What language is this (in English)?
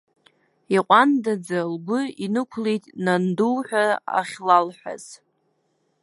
Abkhazian